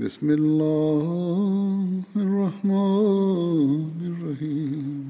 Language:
Swahili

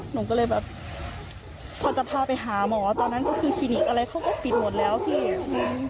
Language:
Thai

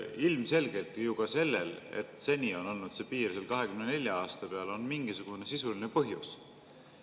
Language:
Estonian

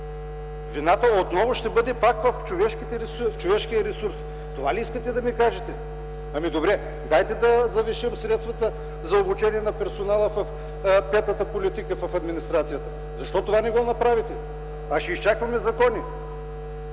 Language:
Bulgarian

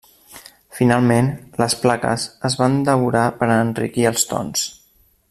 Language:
Catalan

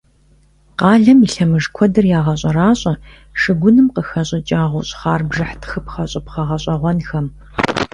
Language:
Kabardian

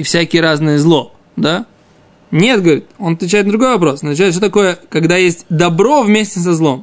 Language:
Russian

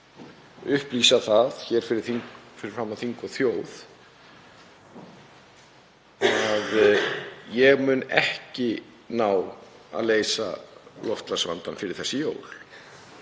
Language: Icelandic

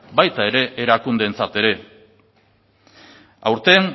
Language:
Basque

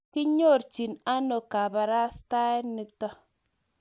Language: Kalenjin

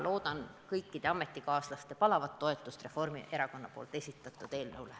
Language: Estonian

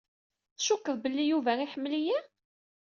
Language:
Kabyle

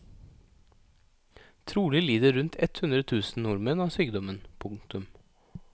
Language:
Norwegian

